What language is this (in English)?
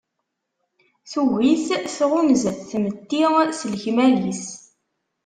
Kabyle